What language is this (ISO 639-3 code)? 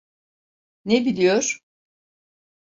tur